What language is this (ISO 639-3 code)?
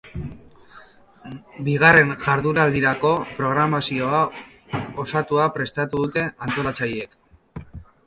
eus